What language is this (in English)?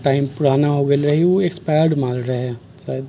Maithili